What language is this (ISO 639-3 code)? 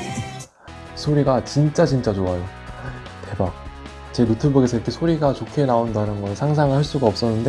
kor